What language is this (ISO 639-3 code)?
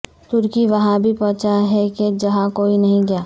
urd